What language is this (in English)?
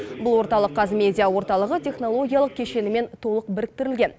Kazakh